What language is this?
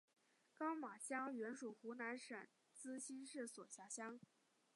Chinese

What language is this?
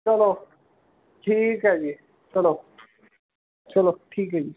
Punjabi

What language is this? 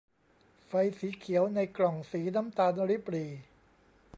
Thai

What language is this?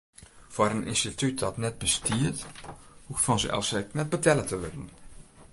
Western Frisian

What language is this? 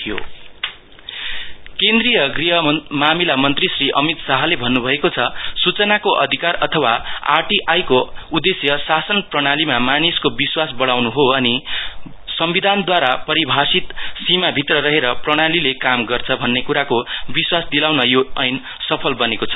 Nepali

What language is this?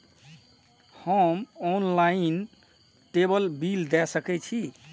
Maithili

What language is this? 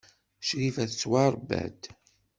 Kabyle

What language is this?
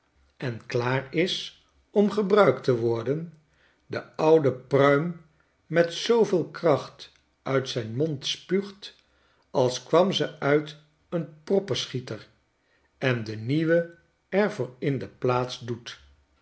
Dutch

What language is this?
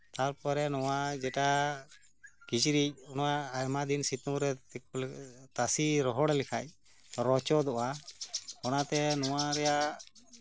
Santali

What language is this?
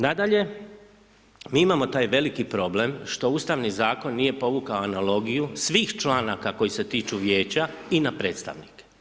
Croatian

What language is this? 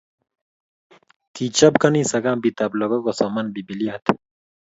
Kalenjin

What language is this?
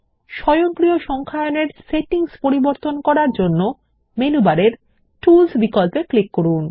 Bangla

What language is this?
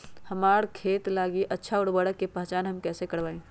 Magahi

